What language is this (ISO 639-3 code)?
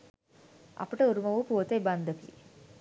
sin